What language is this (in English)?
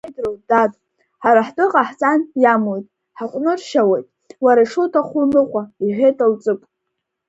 Abkhazian